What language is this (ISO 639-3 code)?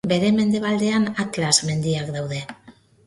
eus